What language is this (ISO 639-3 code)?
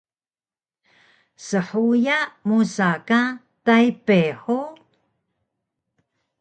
trv